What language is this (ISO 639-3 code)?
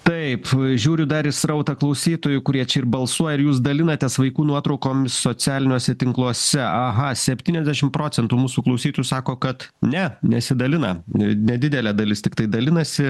lit